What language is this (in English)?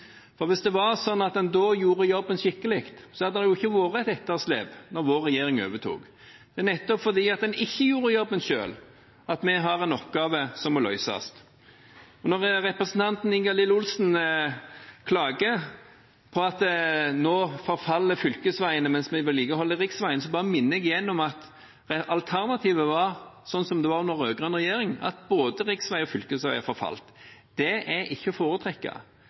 Norwegian Bokmål